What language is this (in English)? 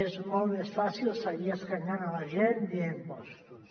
Catalan